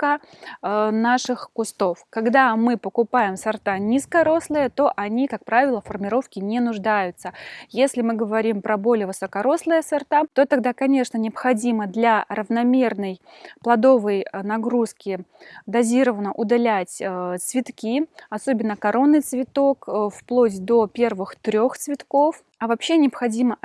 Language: Russian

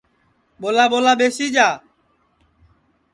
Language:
Sansi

